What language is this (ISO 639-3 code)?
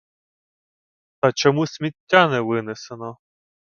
ukr